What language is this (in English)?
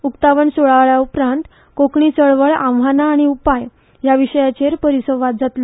Konkani